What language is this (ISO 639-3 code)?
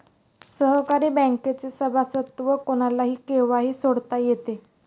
mar